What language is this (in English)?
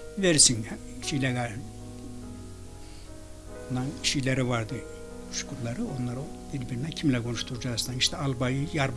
Turkish